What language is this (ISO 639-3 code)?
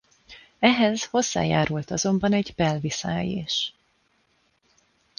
hun